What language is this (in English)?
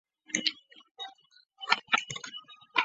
Chinese